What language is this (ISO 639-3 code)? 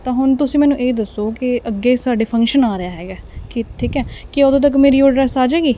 pan